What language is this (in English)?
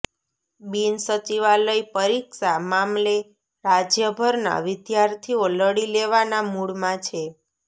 Gujarati